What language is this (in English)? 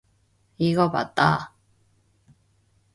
Korean